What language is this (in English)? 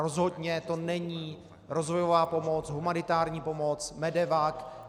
Czech